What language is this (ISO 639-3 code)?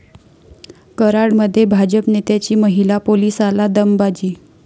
mar